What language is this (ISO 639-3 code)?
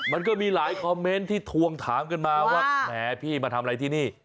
tha